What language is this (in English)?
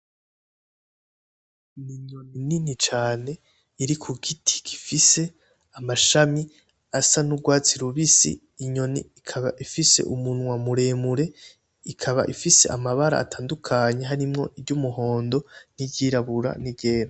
Rundi